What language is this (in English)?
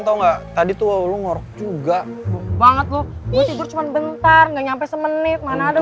Indonesian